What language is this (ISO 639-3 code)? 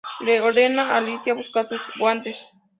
spa